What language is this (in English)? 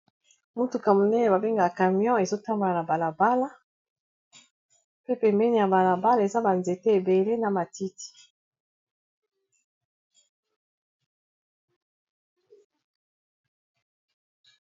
Lingala